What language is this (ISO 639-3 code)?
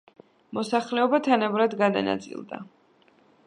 kat